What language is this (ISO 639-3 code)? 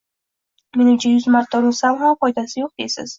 uzb